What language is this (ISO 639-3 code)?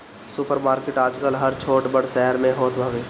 bho